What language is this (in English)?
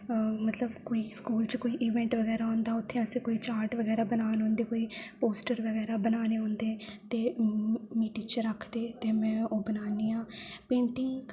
Dogri